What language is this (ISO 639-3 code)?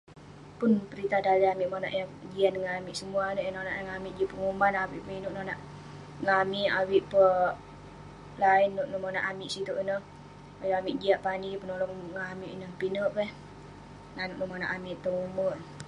pne